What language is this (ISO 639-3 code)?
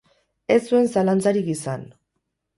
eus